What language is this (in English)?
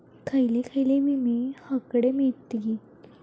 Marathi